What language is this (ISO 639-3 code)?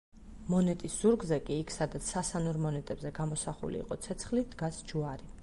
kat